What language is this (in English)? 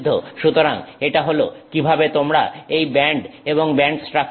Bangla